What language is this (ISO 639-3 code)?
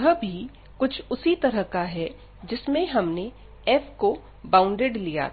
hin